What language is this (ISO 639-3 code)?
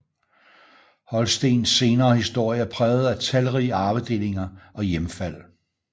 dan